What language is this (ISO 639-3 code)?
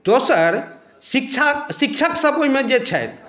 mai